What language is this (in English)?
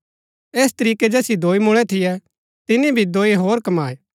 Gaddi